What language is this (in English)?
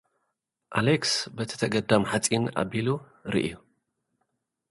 Tigrinya